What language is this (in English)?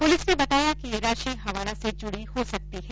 Hindi